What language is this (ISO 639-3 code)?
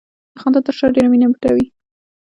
pus